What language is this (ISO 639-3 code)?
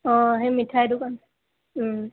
asm